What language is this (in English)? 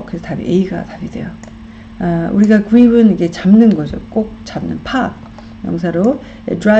Korean